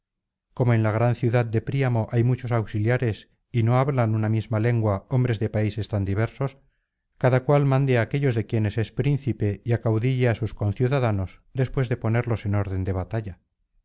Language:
Spanish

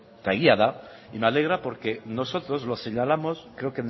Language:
Spanish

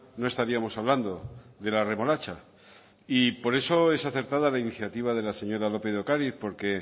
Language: Spanish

